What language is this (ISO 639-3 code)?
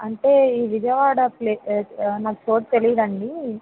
tel